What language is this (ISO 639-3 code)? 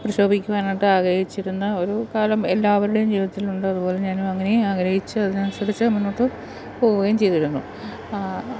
mal